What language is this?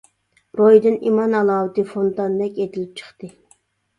Uyghur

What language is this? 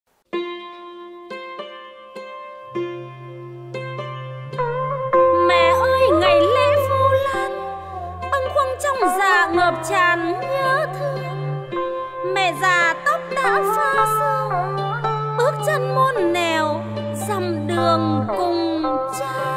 Thai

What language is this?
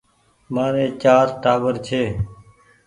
Goaria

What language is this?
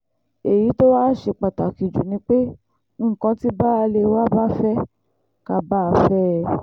Yoruba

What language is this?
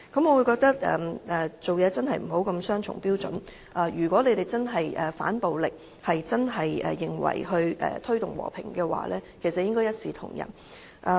Cantonese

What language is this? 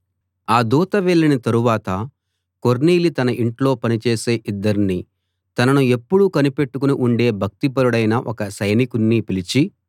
Telugu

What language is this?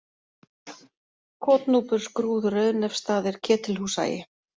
Icelandic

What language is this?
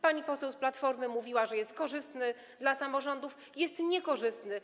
Polish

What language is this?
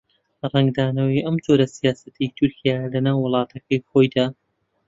Central Kurdish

